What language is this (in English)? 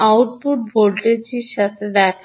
Bangla